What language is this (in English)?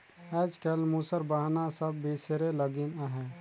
Chhattisgarhi